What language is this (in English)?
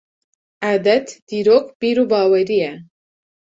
Kurdish